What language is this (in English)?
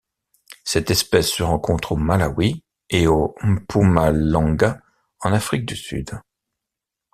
French